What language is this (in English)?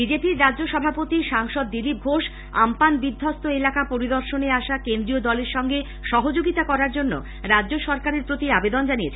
Bangla